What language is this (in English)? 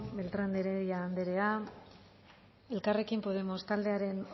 Basque